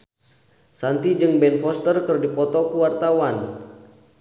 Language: Sundanese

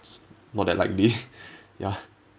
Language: English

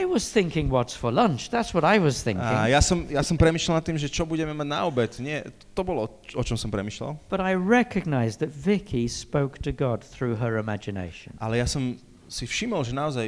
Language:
Slovak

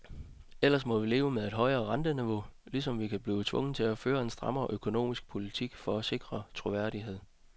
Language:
Danish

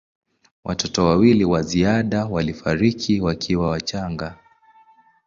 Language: Swahili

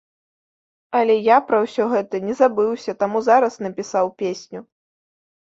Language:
Belarusian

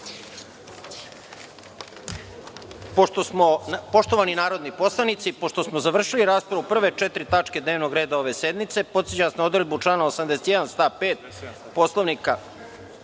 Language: Serbian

